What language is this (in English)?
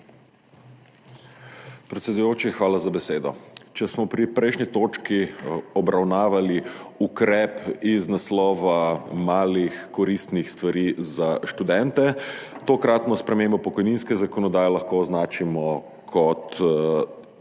Slovenian